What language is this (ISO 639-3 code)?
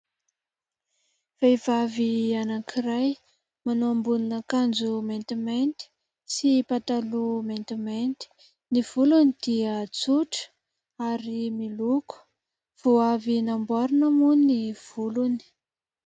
mlg